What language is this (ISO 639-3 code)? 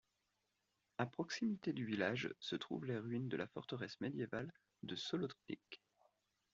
fra